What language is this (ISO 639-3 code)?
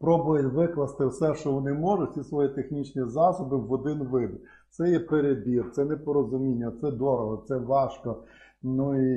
ukr